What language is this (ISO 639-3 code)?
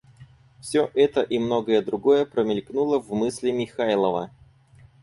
rus